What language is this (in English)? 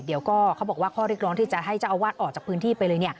Thai